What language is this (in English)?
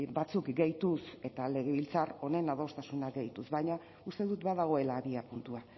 Basque